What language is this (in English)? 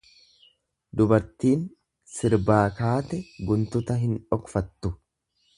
Oromo